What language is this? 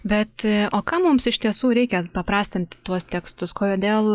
Lithuanian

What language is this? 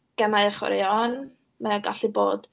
Welsh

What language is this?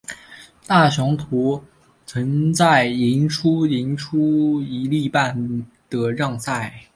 Chinese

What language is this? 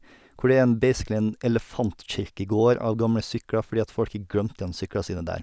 Norwegian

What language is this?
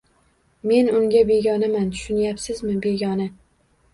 Uzbek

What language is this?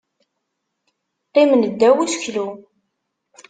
Kabyle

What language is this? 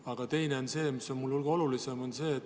Estonian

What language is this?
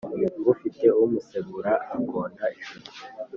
Kinyarwanda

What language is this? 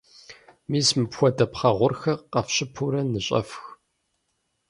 Kabardian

